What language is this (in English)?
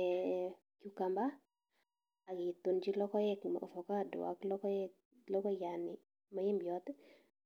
Kalenjin